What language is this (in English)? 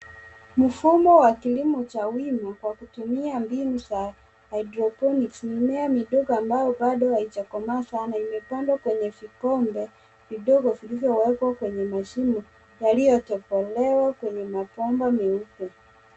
Swahili